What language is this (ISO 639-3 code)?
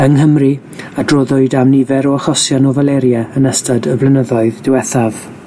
cym